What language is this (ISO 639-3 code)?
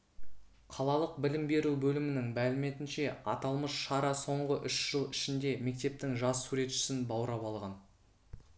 kaz